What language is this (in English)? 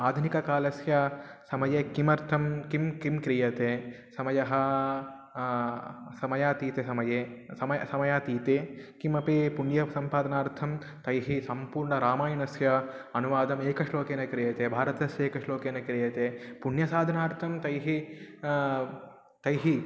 Sanskrit